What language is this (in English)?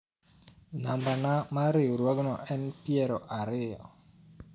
Luo (Kenya and Tanzania)